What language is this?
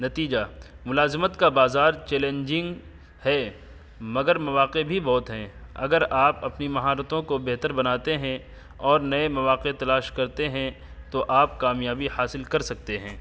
Urdu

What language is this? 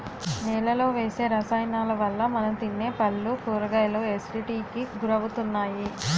Telugu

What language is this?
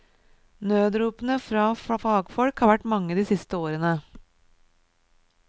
Norwegian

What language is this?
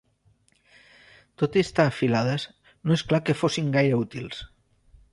Catalan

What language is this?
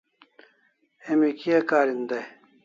Kalasha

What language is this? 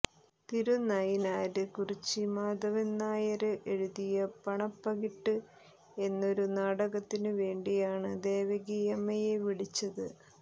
Malayalam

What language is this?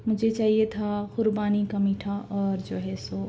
Urdu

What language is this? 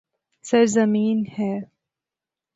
Urdu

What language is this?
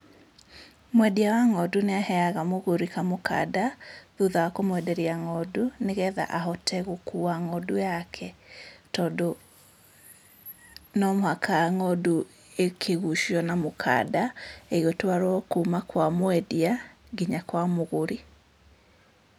Kikuyu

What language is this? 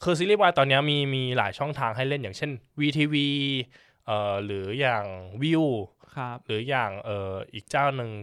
Thai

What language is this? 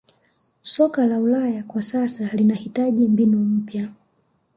Swahili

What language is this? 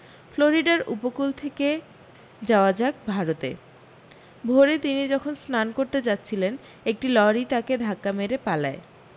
Bangla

